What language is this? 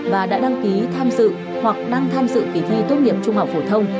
Vietnamese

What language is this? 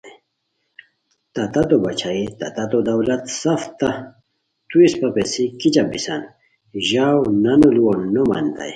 Khowar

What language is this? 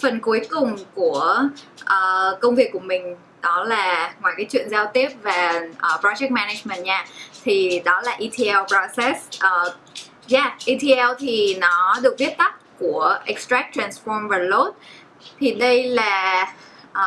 Vietnamese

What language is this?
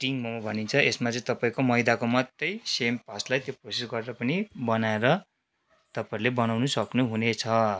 Nepali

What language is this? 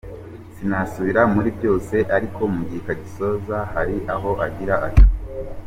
Kinyarwanda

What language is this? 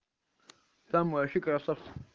Russian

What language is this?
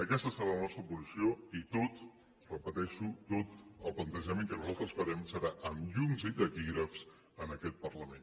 Catalan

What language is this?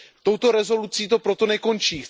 Czech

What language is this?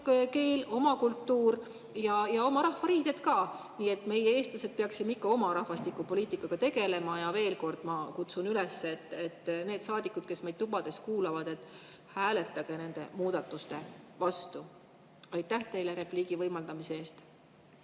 Estonian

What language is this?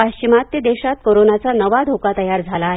Marathi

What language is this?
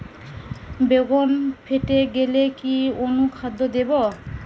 Bangla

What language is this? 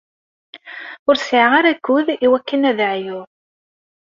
Kabyle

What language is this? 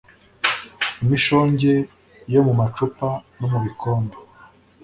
Kinyarwanda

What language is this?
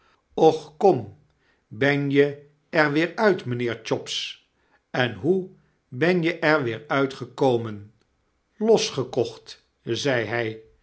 Dutch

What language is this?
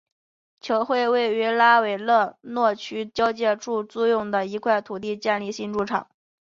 Chinese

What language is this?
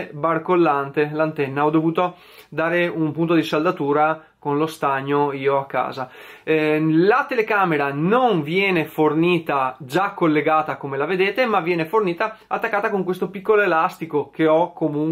Italian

